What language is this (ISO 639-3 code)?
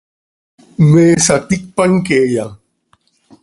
sei